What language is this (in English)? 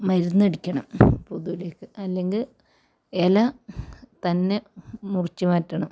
Malayalam